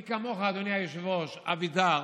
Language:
Hebrew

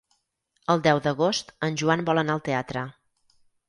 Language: Catalan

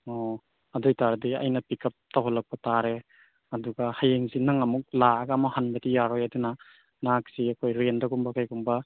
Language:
Manipuri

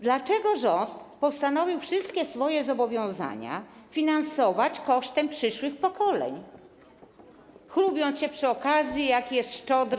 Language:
Polish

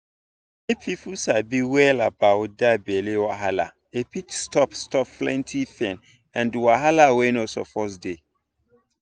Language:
Nigerian Pidgin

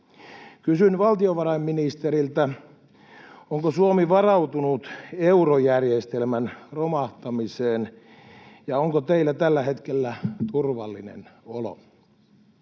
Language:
Finnish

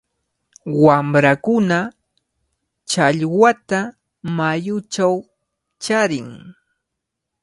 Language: Cajatambo North Lima Quechua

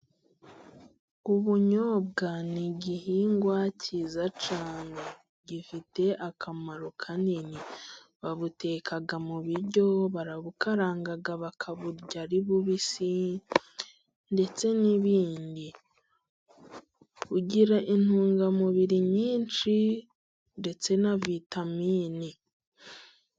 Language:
Kinyarwanda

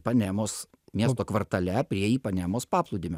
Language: Lithuanian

